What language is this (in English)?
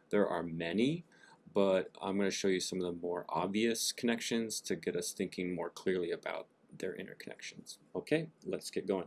English